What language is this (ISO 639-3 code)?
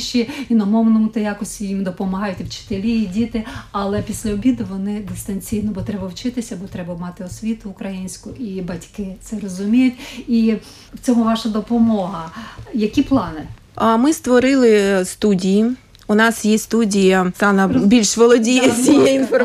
ukr